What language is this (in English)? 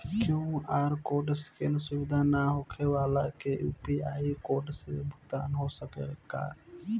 Bhojpuri